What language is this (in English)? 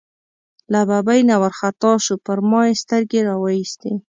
Pashto